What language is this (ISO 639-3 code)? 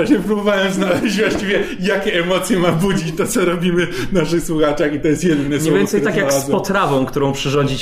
pol